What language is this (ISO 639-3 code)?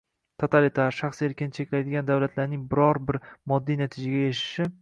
uzb